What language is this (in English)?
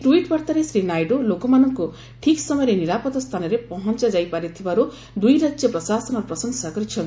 Odia